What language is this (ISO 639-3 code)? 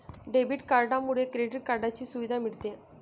mar